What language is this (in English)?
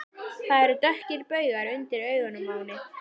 Icelandic